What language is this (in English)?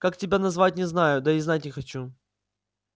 Russian